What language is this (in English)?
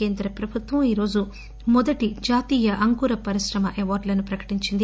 Telugu